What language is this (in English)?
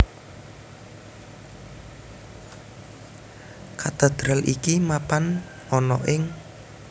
Javanese